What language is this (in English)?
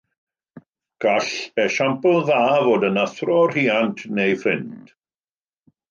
Welsh